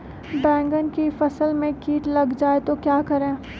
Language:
Magahi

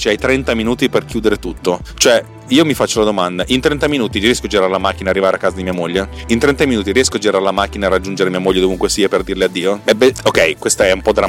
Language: Italian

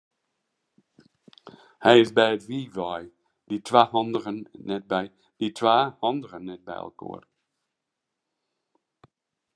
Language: Western Frisian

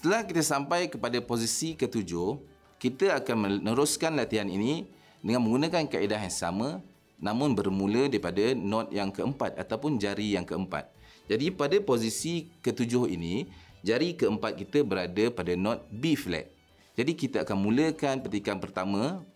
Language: Malay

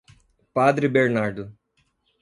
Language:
Portuguese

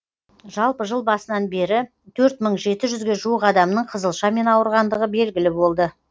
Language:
Kazakh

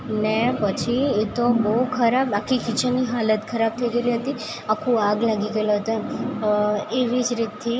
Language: Gujarati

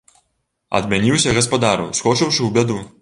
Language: Belarusian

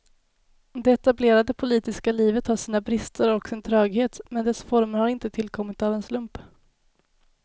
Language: Swedish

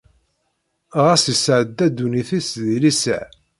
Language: Kabyle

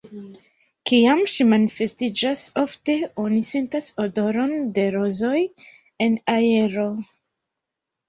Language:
Esperanto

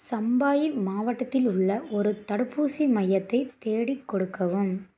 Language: Tamil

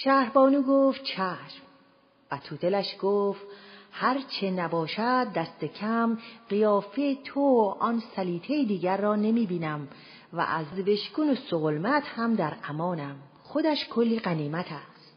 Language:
Persian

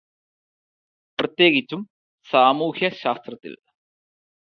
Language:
Malayalam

